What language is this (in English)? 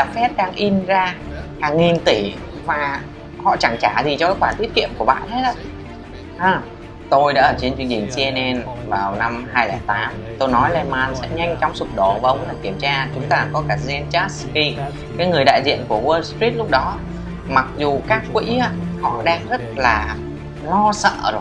Vietnamese